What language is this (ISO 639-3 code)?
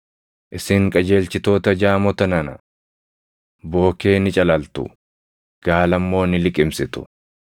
orm